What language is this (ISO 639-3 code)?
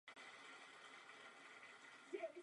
ces